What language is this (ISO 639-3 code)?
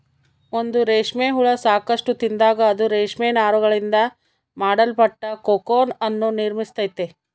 kan